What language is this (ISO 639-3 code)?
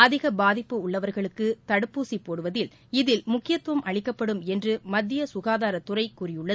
tam